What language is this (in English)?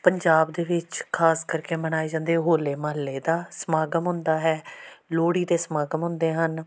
Punjabi